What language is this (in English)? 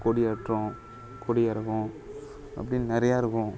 Tamil